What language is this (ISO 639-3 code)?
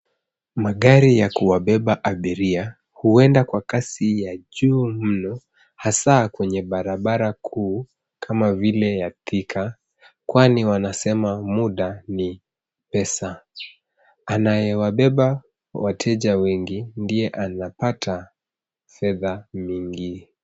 swa